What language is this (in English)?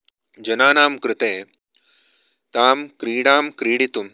Sanskrit